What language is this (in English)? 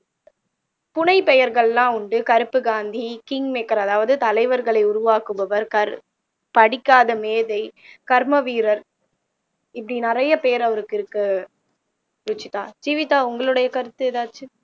Tamil